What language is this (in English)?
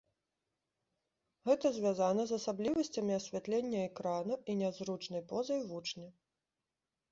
Belarusian